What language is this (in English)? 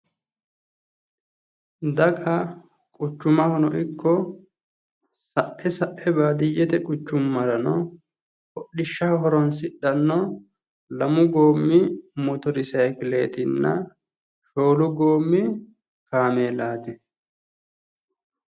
Sidamo